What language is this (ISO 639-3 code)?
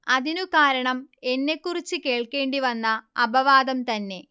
mal